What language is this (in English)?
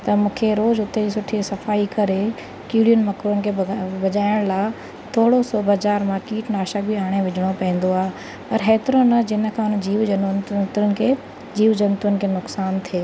Sindhi